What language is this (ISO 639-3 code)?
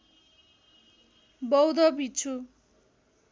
nep